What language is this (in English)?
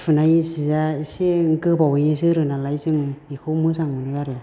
Bodo